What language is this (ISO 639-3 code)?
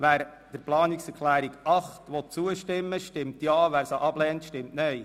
gsw